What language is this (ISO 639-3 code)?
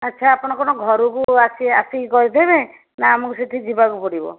ori